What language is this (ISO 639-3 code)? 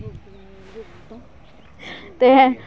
doi